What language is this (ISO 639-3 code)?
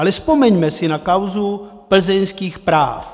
ces